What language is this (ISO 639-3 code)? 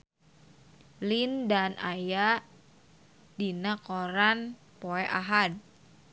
sun